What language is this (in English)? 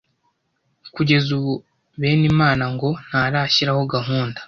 Kinyarwanda